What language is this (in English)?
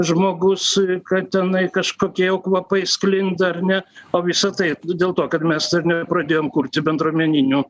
Lithuanian